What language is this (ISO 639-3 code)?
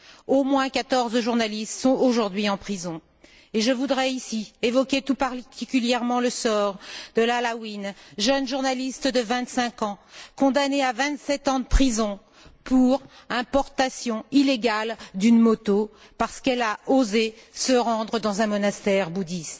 fra